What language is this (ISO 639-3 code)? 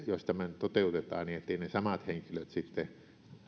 fin